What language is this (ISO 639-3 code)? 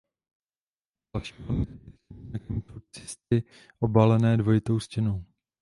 ces